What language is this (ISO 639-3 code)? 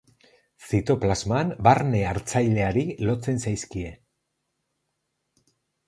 eus